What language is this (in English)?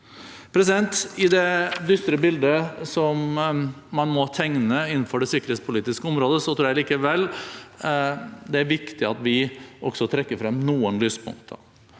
Norwegian